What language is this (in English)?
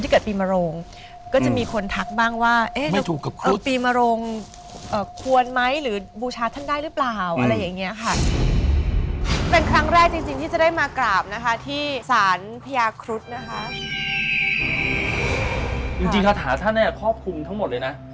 Thai